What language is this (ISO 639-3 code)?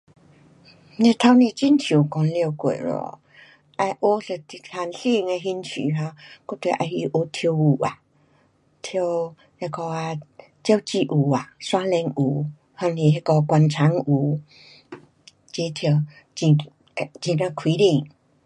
cpx